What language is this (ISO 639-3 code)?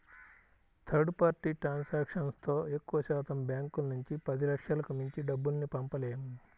tel